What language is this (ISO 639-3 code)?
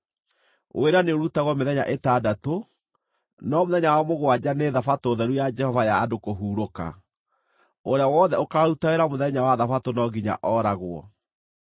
kik